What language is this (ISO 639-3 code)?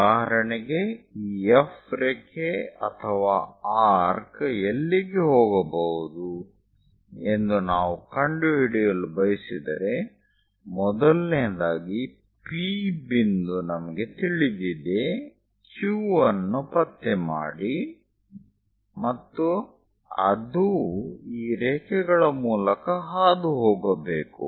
kan